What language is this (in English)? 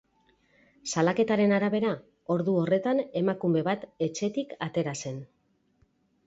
Basque